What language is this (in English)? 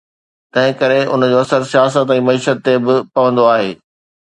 Sindhi